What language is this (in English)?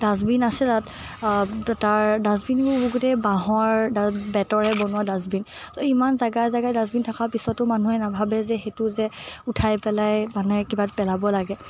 Assamese